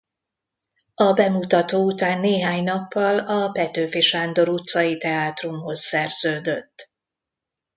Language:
Hungarian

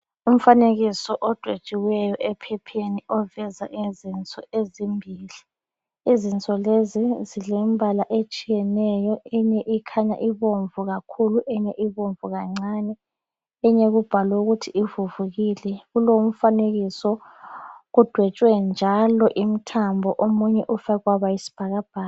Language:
North Ndebele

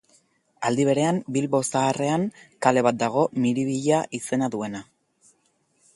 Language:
Basque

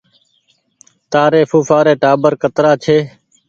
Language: Goaria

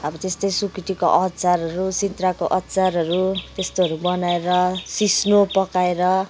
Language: Nepali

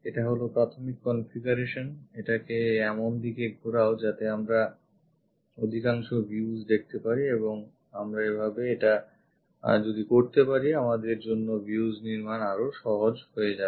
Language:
Bangla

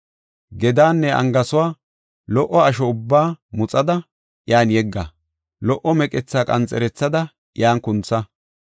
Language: Gofa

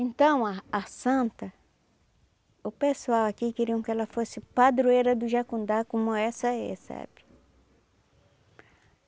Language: Portuguese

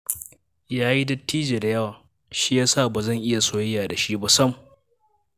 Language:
Hausa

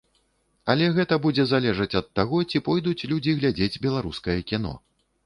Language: Belarusian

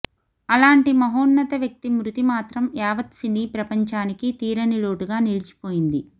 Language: Telugu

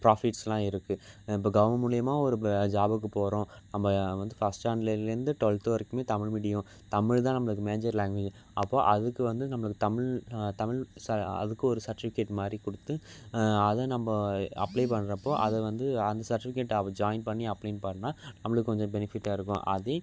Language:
Tamil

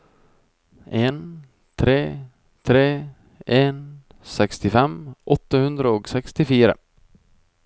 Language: Norwegian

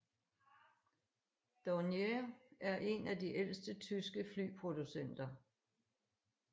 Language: Danish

